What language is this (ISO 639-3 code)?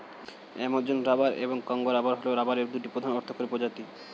ben